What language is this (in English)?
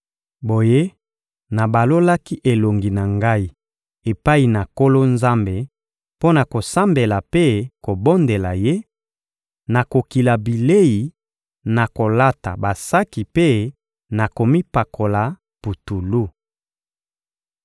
Lingala